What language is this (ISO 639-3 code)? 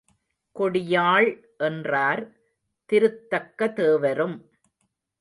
tam